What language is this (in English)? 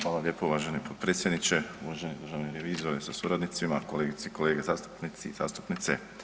Croatian